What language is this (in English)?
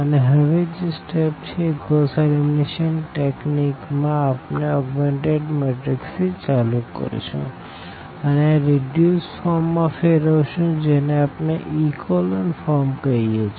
Gujarati